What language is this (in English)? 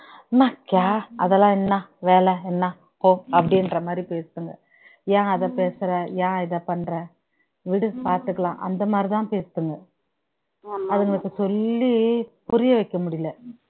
Tamil